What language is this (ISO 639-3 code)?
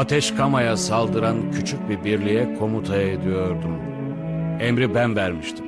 tur